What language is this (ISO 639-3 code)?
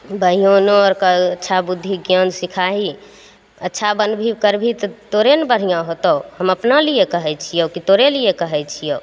mai